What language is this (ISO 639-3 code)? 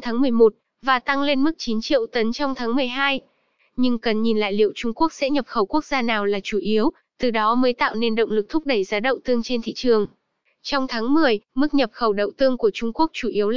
vie